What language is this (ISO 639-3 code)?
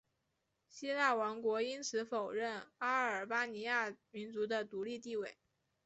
zho